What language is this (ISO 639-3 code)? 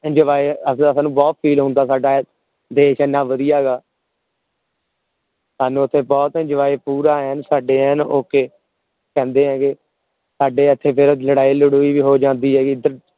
pan